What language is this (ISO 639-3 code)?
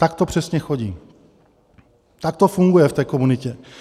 ces